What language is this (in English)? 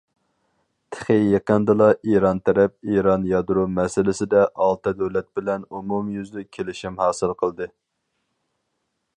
Uyghur